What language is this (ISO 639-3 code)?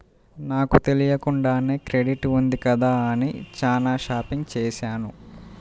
tel